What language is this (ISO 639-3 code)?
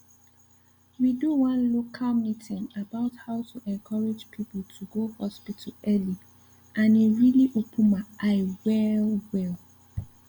pcm